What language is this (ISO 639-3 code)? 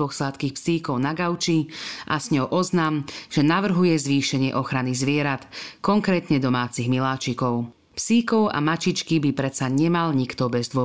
slk